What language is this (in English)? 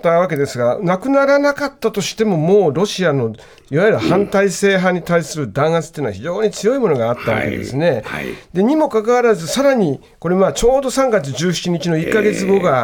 Japanese